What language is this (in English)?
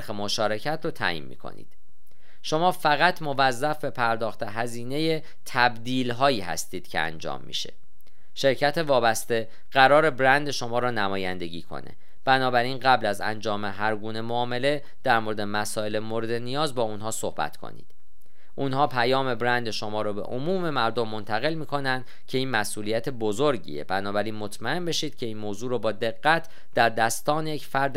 Persian